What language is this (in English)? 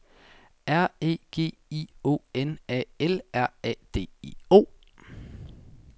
Danish